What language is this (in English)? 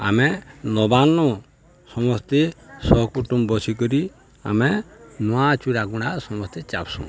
Odia